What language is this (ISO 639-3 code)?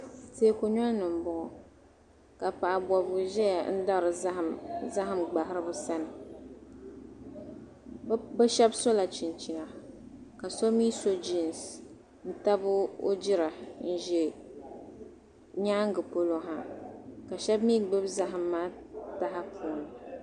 dag